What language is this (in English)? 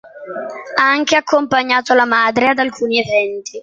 Italian